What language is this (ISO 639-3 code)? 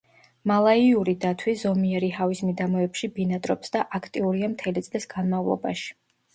kat